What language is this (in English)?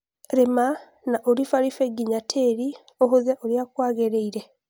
Kikuyu